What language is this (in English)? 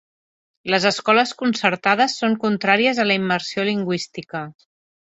Catalan